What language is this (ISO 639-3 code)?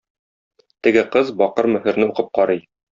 tat